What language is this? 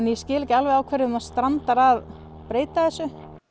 Icelandic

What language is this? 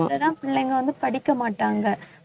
Tamil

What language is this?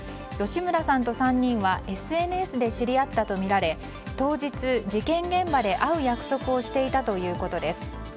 Japanese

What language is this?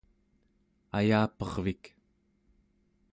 Central Yupik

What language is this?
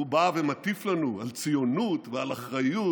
Hebrew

